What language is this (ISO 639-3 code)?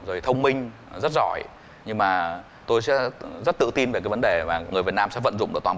vie